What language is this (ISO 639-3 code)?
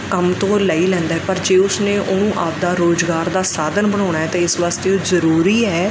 pan